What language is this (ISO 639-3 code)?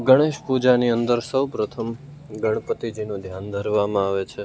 guj